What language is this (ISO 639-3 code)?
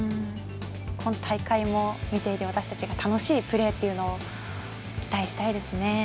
jpn